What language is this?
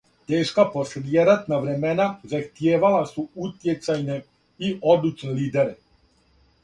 Serbian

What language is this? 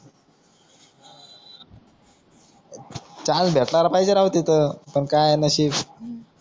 Marathi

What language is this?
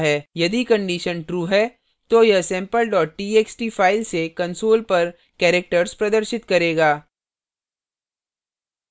Hindi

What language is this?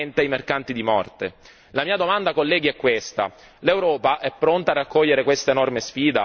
Italian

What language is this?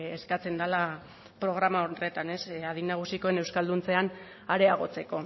Basque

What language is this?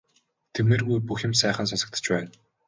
Mongolian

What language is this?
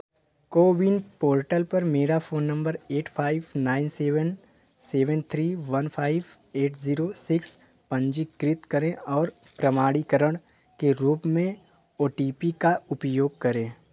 Hindi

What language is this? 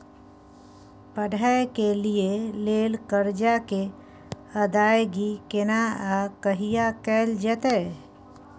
Maithili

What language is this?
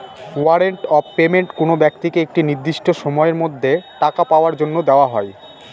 Bangla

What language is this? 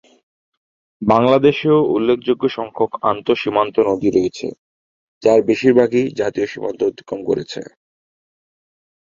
Bangla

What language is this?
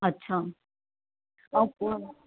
Sindhi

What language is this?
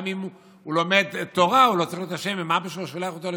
Hebrew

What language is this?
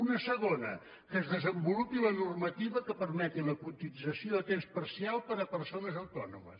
Catalan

